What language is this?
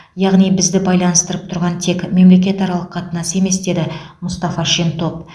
Kazakh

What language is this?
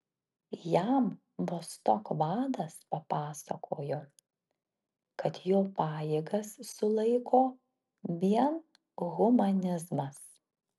Lithuanian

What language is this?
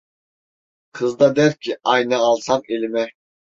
Turkish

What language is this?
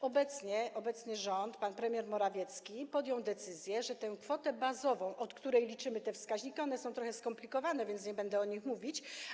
Polish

